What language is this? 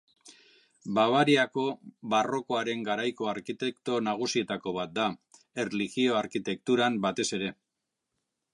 Basque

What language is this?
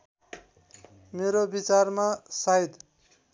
Nepali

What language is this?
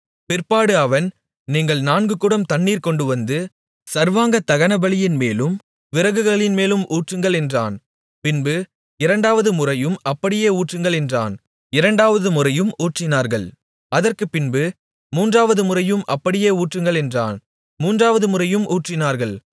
Tamil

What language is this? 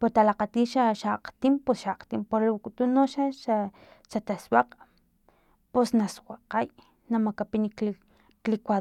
Filomena Mata-Coahuitlán Totonac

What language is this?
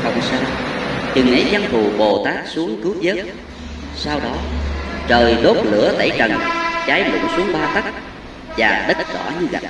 Vietnamese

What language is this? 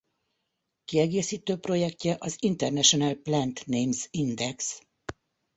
Hungarian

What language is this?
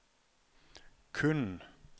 Norwegian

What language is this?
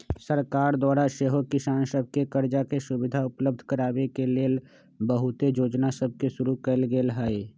Magahi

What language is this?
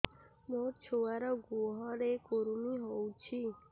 Odia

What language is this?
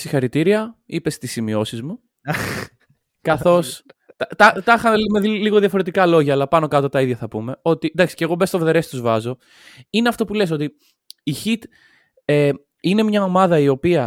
Greek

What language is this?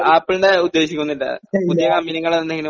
Malayalam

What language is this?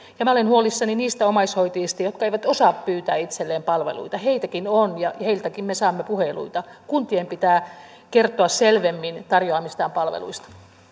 Finnish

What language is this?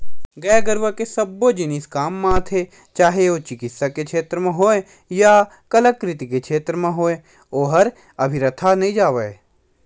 Chhattisgarhi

